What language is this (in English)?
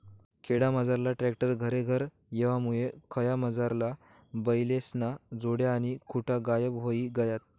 Marathi